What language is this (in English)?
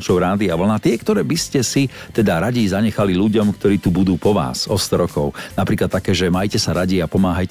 Slovak